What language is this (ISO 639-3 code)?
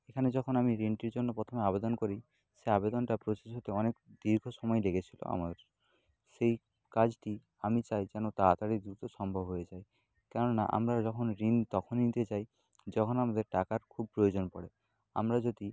ben